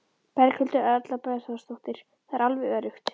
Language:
Icelandic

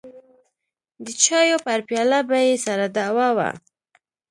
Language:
Pashto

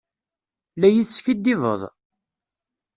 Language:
Kabyle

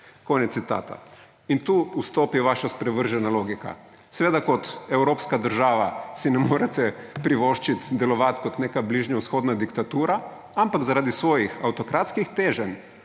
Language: Slovenian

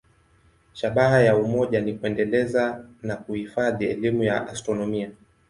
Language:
Swahili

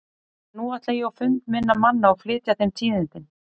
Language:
Icelandic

